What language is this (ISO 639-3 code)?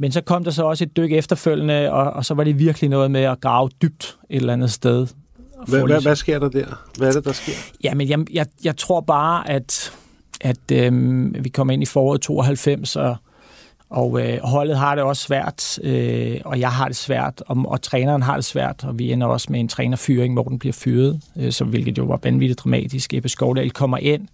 dan